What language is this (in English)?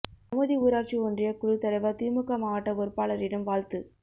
Tamil